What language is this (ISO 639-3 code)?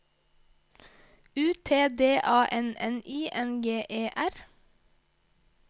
nor